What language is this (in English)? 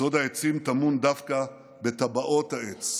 Hebrew